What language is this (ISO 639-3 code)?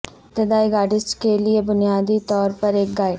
urd